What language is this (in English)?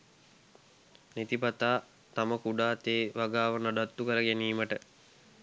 Sinhala